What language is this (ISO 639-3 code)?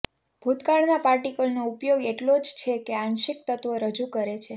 guj